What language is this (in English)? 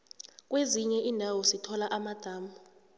South Ndebele